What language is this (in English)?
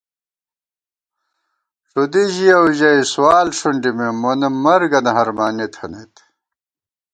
Gawar-Bati